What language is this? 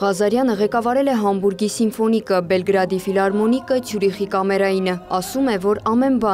Romanian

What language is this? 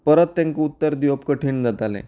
Konkani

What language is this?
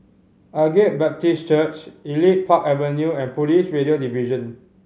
English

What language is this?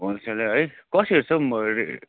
Nepali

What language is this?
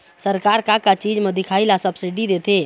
Chhattisgarhi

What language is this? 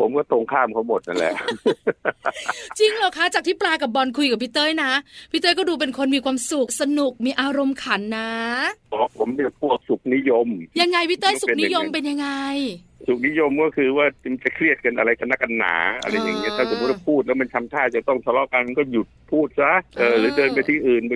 Thai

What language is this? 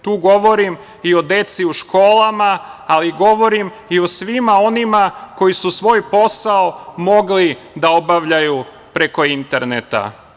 Serbian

